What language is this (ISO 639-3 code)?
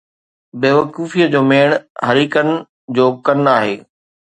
snd